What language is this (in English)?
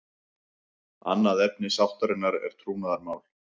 Icelandic